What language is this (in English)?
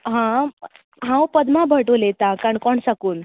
Konkani